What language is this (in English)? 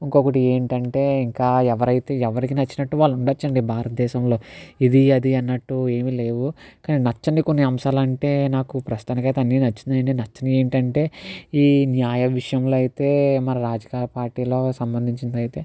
Telugu